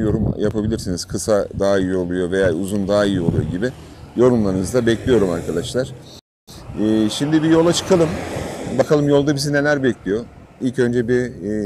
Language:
Turkish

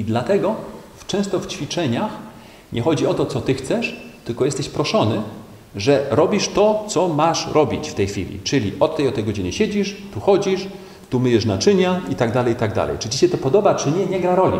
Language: Polish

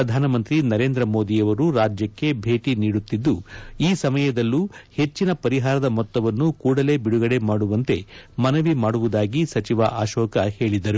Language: Kannada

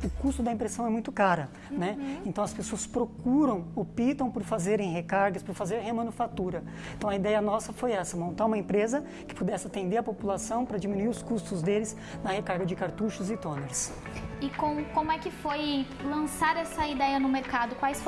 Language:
Portuguese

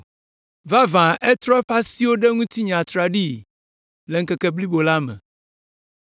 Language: Ewe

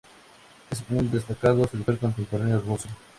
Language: Spanish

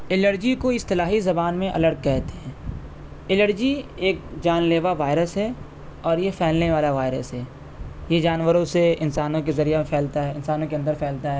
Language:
Urdu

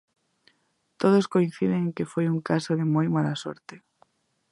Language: Galician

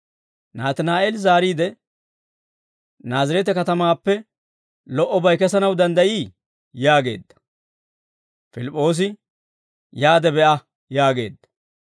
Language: Dawro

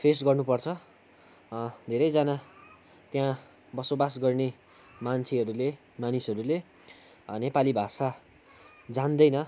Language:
Nepali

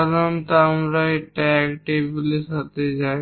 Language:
Bangla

